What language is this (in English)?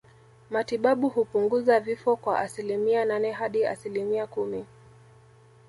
Swahili